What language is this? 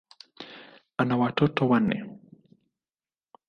Swahili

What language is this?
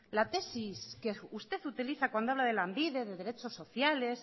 Spanish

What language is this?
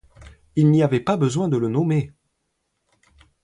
French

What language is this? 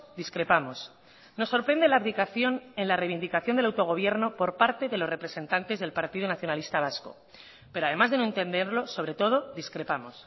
Spanish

